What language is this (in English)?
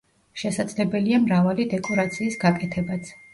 Georgian